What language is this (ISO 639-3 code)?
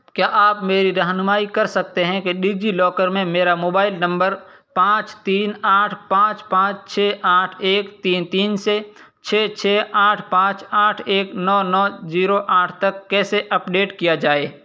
urd